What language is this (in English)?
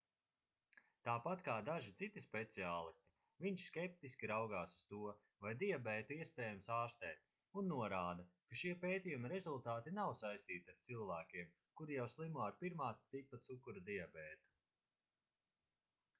Latvian